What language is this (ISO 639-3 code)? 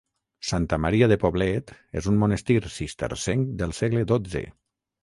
cat